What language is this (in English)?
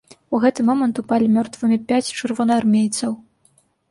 Belarusian